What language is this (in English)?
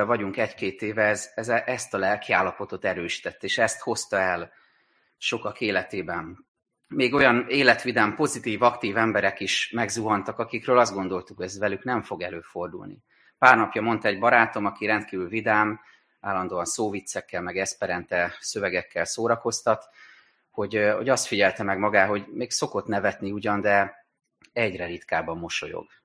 Hungarian